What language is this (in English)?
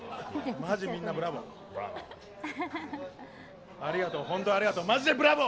Japanese